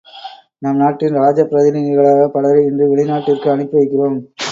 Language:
Tamil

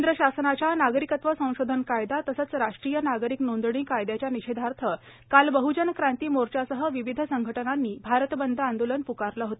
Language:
Marathi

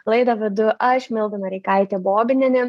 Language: Lithuanian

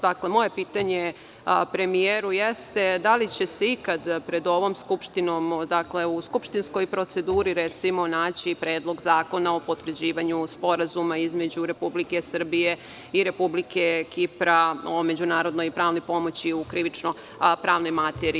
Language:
Serbian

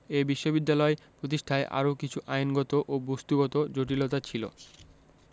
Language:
Bangla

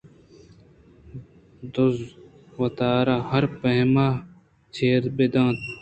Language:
Eastern Balochi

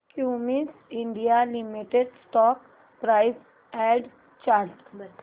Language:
Marathi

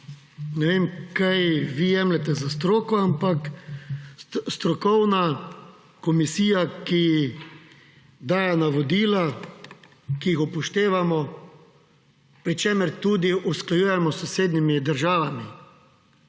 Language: Slovenian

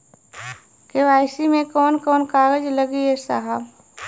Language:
Bhojpuri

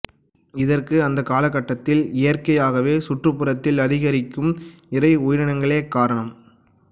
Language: Tamil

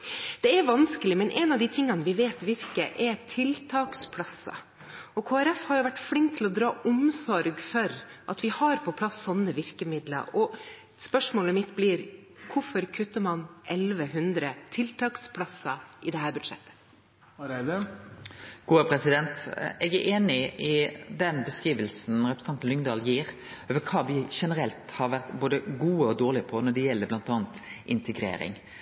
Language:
Norwegian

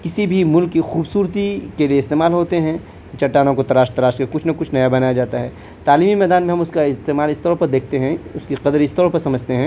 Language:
Urdu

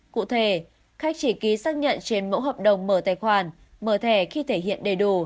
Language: Vietnamese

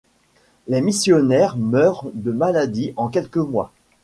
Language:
French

